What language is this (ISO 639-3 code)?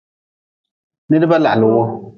nmz